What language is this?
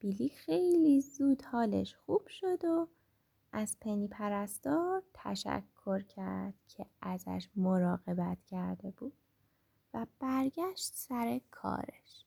Persian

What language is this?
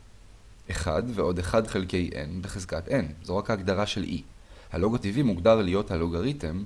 Hebrew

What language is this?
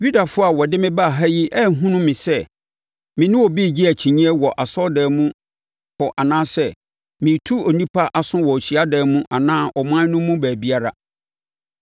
Akan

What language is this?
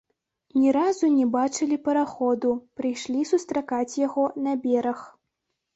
Belarusian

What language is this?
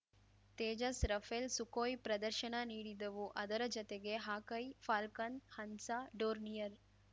Kannada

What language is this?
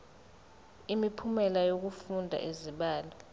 Zulu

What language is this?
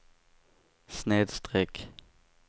Swedish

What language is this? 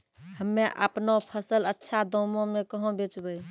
Maithili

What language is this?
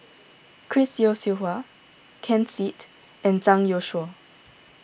English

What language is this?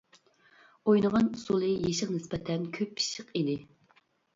Uyghur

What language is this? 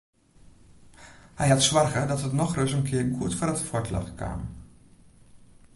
Western Frisian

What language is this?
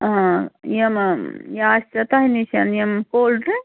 Kashmiri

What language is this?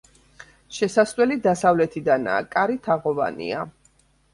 Georgian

